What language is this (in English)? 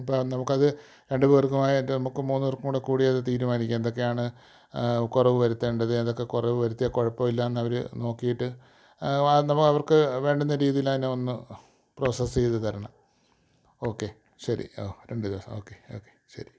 Malayalam